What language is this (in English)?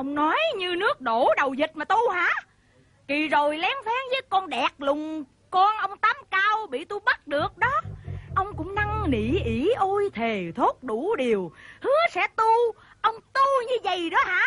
Vietnamese